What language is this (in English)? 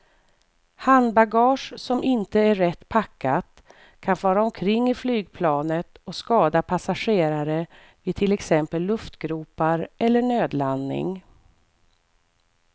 Swedish